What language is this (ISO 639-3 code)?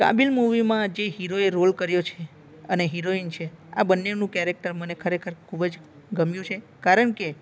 guj